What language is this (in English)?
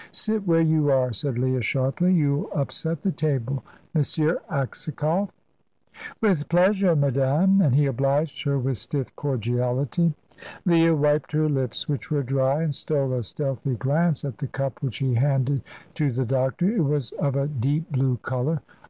English